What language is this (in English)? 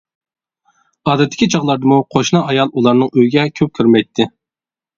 Uyghur